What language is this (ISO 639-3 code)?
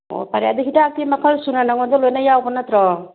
mni